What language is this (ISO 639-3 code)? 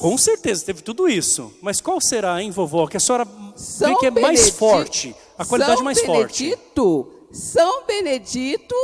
por